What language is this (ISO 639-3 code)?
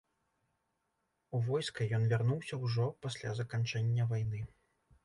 bel